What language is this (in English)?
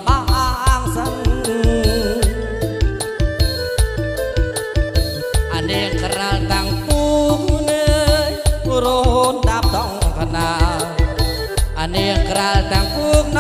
Thai